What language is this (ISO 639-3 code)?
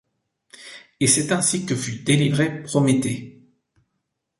fra